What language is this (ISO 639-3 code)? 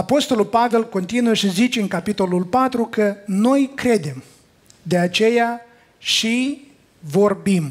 ron